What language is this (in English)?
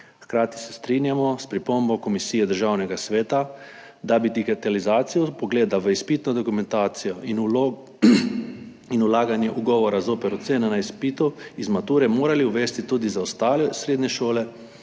Slovenian